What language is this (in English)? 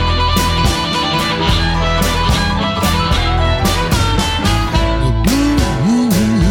Russian